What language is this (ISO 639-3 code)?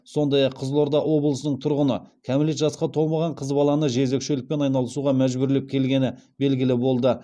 kaz